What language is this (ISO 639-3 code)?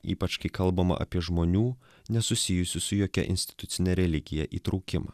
lit